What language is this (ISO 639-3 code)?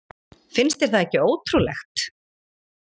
isl